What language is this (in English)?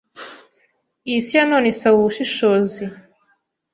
Kinyarwanda